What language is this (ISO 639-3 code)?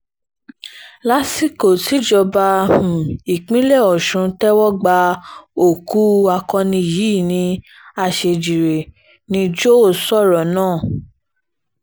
yor